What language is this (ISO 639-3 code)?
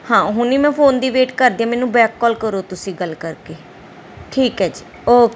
pan